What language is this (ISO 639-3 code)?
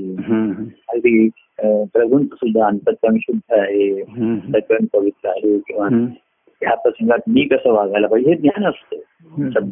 mar